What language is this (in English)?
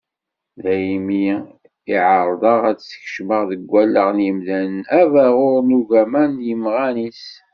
Kabyle